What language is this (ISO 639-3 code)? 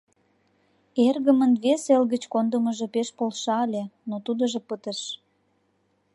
chm